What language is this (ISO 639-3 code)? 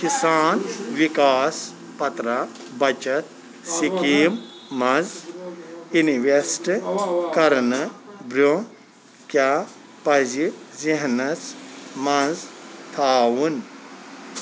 kas